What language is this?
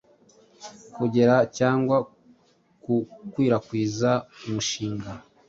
Kinyarwanda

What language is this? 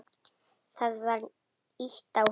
Icelandic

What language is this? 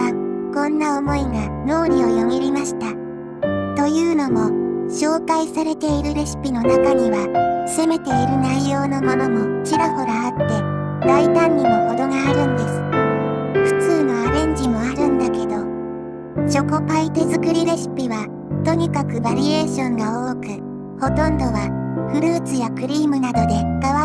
Japanese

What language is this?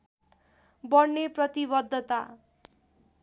Nepali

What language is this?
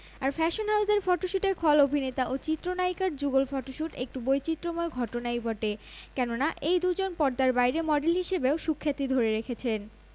Bangla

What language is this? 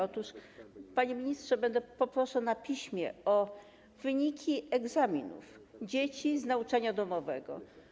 Polish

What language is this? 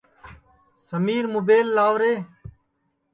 Sansi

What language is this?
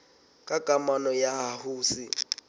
Southern Sotho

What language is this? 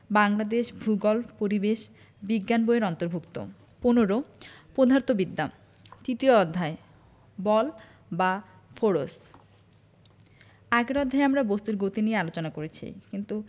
Bangla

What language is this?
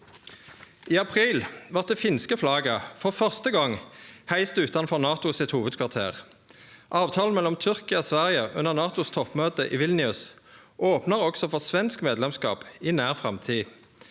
Norwegian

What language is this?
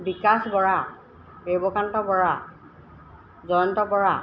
Assamese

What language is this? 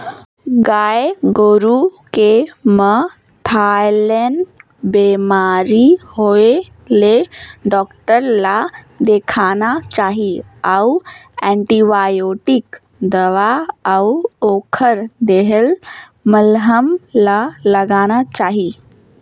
Chhattisgarhi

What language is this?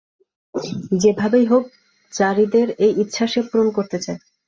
Bangla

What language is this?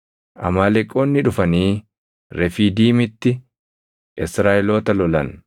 Oromo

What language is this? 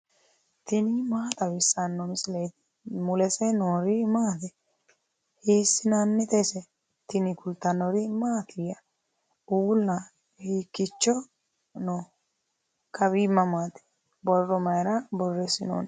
Sidamo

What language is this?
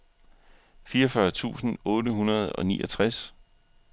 Danish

